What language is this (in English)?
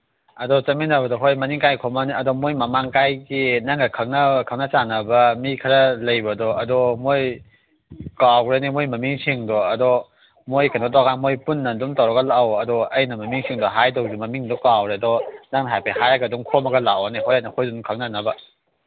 Manipuri